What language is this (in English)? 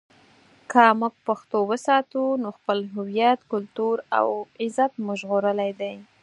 Pashto